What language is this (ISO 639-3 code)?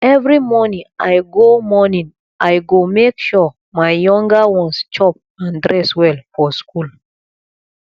pcm